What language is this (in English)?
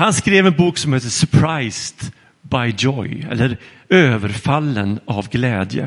Swedish